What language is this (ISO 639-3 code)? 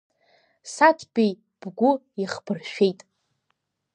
abk